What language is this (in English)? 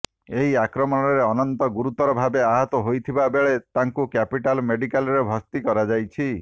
Odia